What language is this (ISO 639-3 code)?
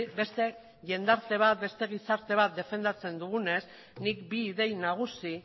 eus